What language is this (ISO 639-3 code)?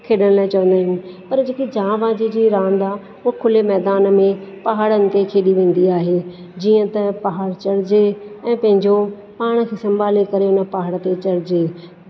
snd